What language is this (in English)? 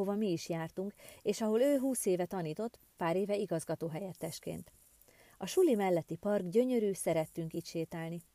Hungarian